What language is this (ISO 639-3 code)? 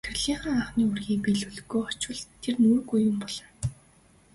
mon